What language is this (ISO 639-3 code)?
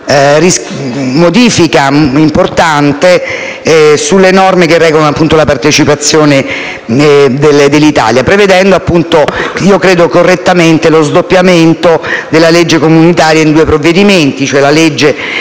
ita